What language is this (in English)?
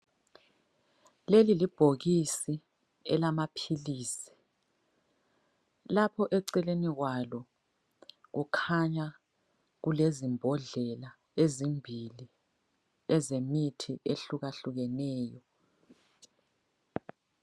North Ndebele